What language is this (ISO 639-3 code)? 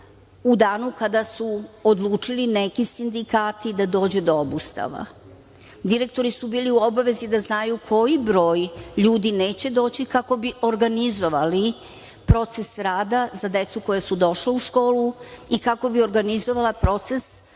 srp